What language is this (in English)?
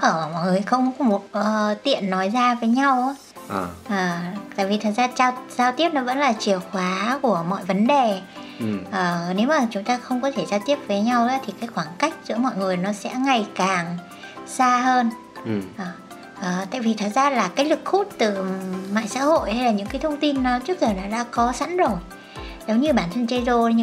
Vietnamese